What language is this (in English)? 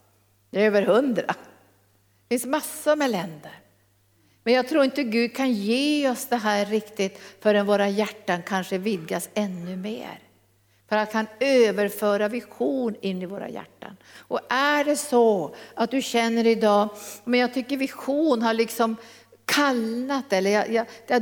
Swedish